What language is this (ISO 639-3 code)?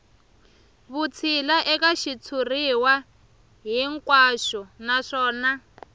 tso